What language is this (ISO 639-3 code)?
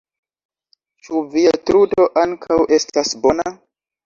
epo